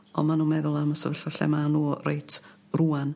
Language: Welsh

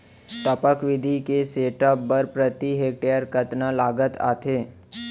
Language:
Chhattisgarhi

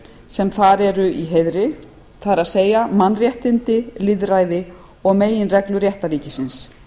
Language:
Icelandic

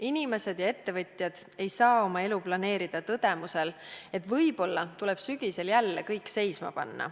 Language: Estonian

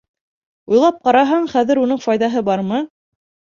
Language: Bashkir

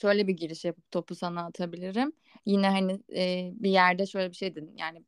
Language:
Turkish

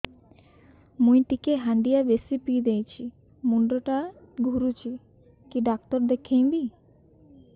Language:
Odia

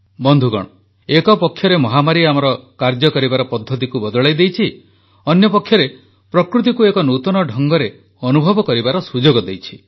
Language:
Odia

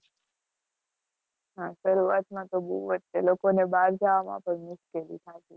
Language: Gujarati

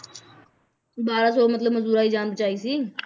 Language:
Punjabi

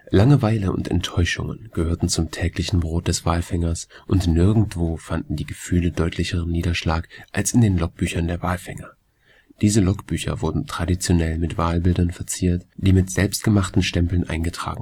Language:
German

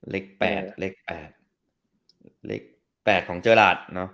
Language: Thai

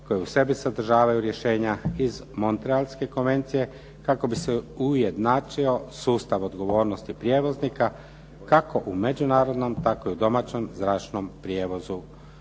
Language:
Croatian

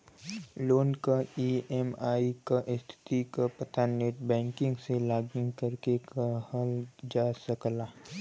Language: Bhojpuri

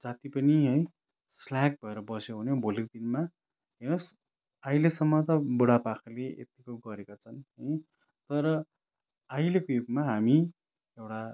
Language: Nepali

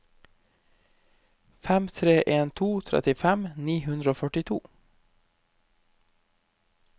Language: Norwegian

